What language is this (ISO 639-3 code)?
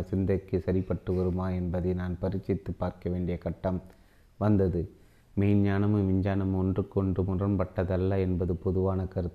tam